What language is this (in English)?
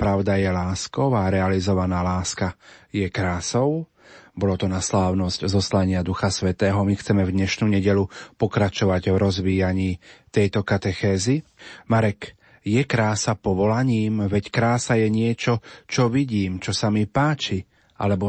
Slovak